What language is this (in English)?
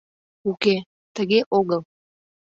Mari